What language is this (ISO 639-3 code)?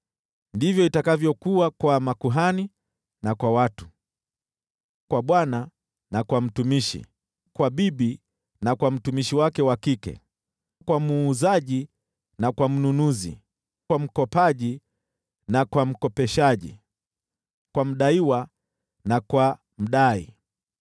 swa